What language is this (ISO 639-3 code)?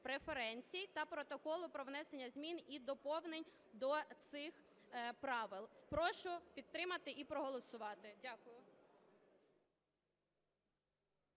ukr